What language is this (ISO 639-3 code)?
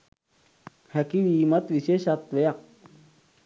sin